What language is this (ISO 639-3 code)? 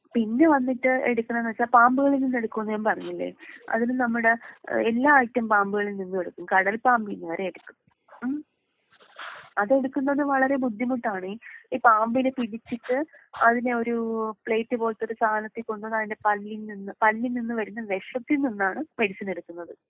mal